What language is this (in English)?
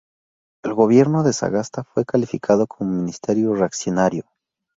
Spanish